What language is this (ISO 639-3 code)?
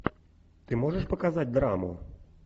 rus